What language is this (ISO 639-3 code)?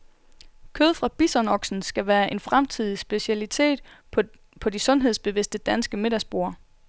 dan